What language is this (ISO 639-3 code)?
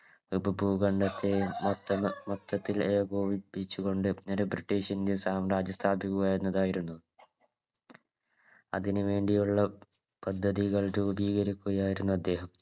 mal